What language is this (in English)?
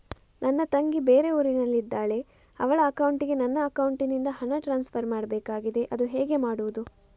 Kannada